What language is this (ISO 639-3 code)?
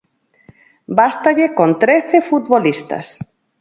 glg